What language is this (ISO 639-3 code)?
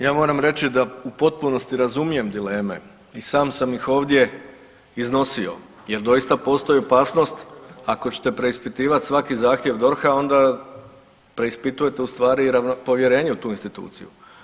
hrv